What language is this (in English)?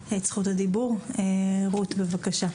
Hebrew